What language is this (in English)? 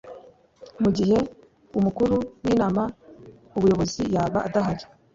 Kinyarwanda